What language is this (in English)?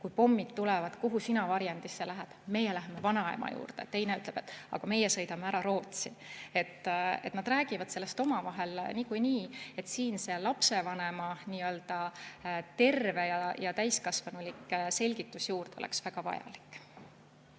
Estonian